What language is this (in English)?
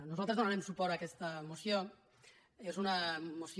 Catalan